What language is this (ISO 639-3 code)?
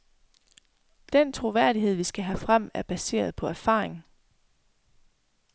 dan